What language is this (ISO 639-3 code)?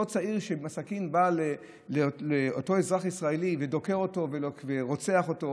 heb